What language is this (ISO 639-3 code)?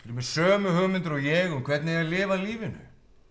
isl